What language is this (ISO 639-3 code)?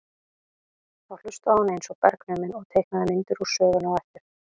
isl